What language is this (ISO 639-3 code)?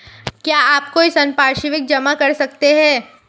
hin